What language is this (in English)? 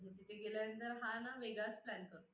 Marathi